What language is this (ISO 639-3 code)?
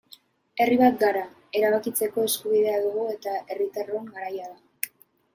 eus